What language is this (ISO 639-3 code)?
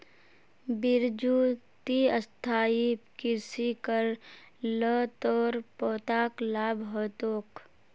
mag